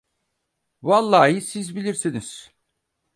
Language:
Turkish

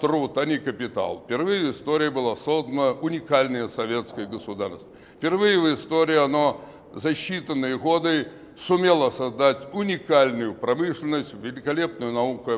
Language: Russian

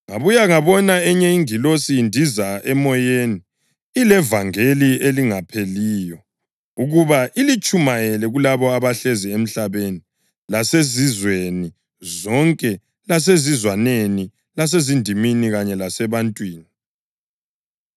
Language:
North Ndebele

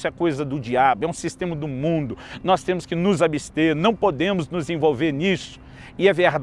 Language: Portuguese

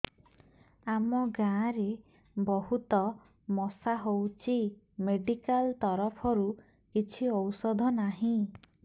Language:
Odia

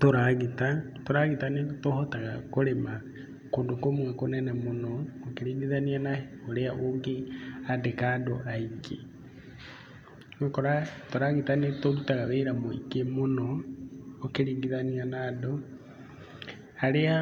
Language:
Kikuyu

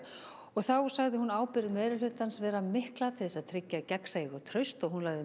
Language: Icelandic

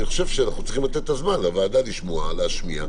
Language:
Hebrew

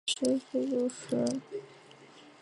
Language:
Chinese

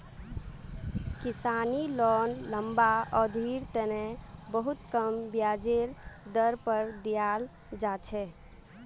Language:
Magahi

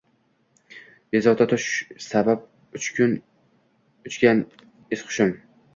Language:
Uzbek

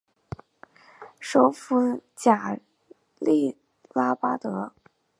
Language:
Chinese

